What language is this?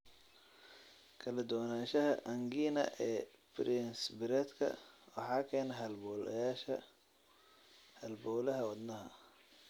Somali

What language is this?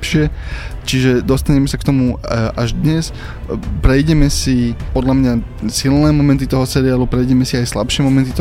Slovak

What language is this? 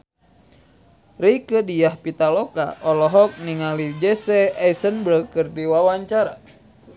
Sundanese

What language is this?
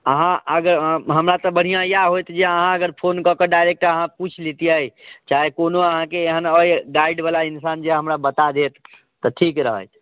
Maithili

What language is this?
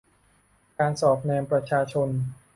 Thai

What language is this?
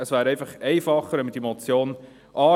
Swiss German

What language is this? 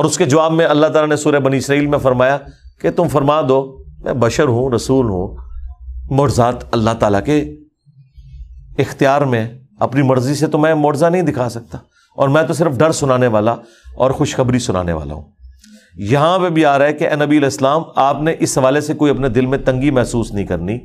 Urdu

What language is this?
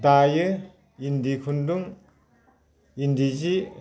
Bodo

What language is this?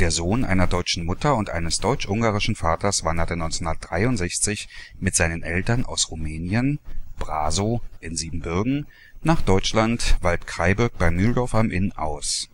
German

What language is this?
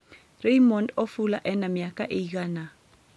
Kikuyu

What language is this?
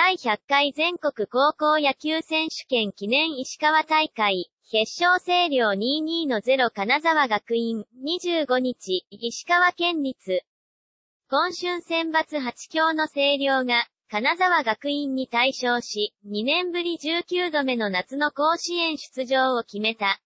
Japanese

